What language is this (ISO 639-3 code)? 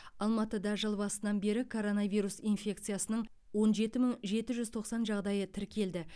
kaz